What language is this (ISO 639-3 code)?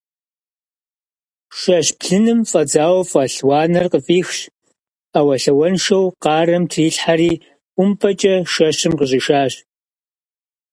kbd